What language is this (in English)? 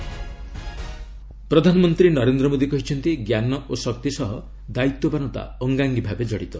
Odia